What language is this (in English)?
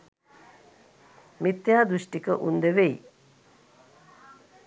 Sinhala